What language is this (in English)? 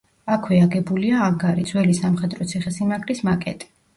Georgian